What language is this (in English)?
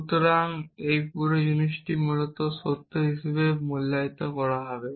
Bangla